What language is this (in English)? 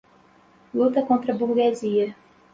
Portuguese